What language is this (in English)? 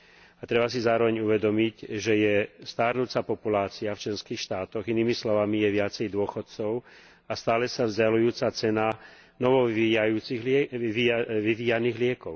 Slovak